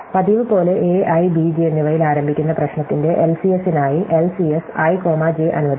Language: Malayalam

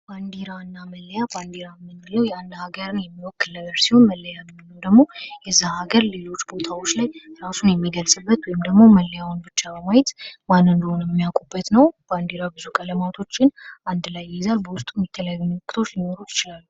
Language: Amharic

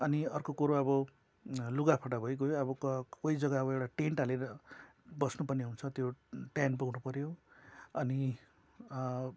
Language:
Nepali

